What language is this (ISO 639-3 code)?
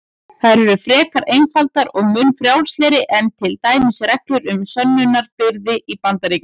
isl